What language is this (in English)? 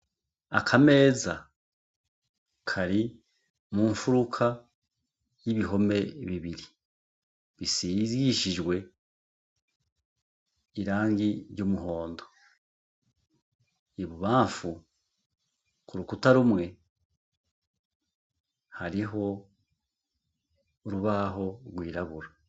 Rundi